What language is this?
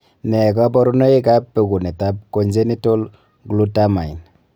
Kalenjin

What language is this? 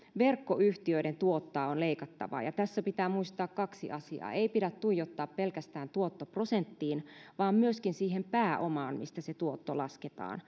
Finnish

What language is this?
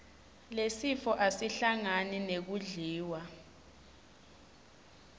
Swati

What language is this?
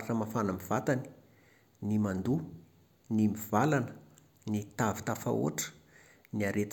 Malagasy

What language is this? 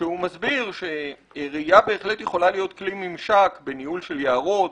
Hebrew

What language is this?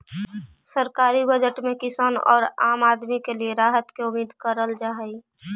Magahi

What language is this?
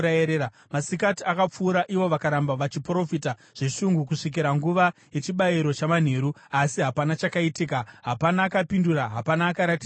Shona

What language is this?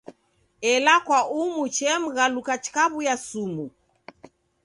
Taita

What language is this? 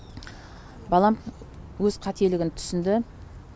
Kazakh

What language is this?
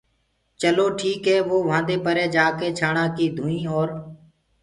Gurgula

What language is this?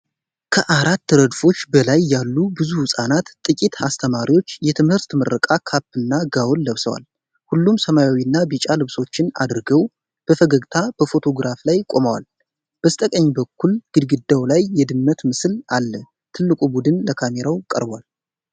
Amharic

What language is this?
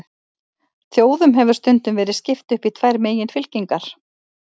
Icelandic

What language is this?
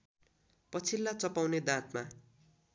Nepali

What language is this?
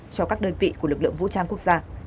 Vietnamese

